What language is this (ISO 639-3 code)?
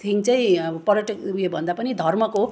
nep